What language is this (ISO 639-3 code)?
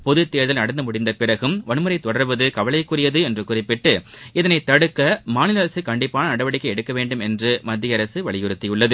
tam